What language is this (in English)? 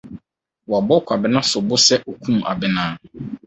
Akan